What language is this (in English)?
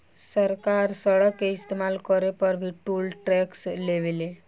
Bhojpuri